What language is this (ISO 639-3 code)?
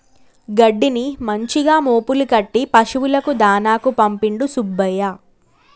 tel